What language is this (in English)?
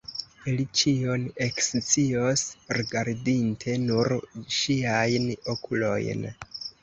Esperanto